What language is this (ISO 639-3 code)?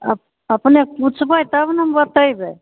mai